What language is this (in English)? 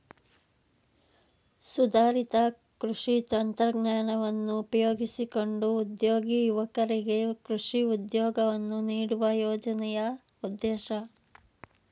Kannada